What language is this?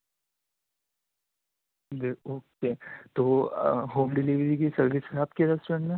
Urdu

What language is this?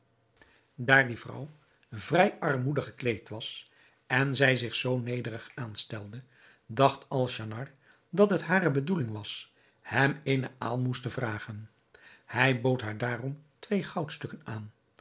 Dutch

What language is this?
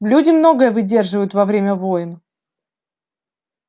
Russian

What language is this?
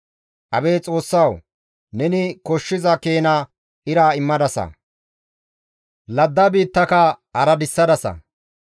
Gamo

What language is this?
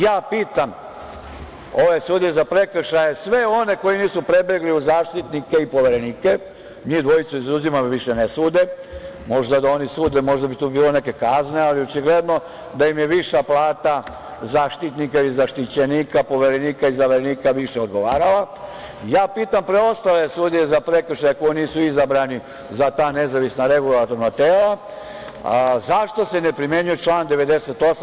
Serbian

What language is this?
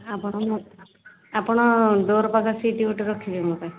Odia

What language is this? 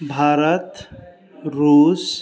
Maithili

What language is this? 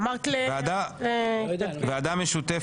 Hebrew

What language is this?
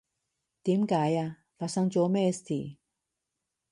Cantonese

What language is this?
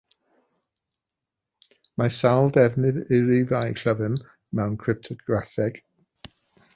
Welsh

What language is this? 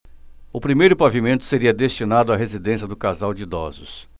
Portuguese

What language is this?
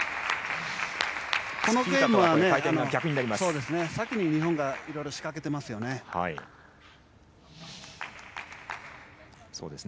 Japanese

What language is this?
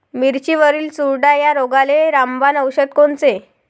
Marathi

